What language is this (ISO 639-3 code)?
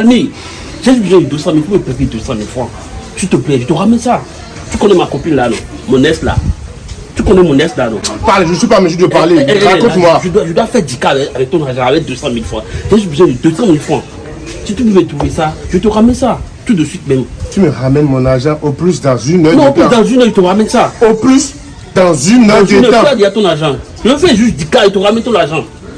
fra